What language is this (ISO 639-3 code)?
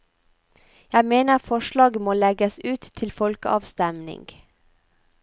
nor